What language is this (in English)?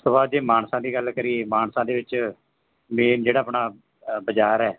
Punjabi